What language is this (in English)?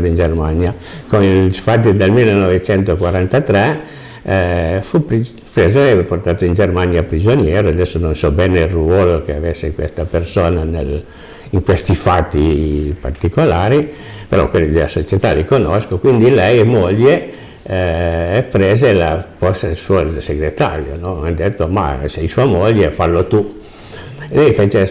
Italian